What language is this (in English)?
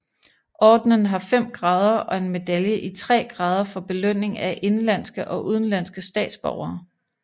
Danish